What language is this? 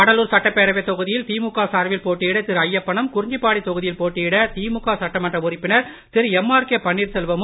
Tamil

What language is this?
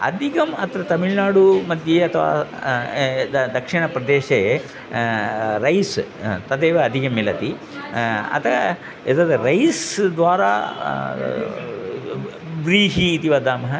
Sanskrit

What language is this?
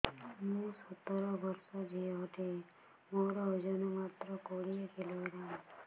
Odia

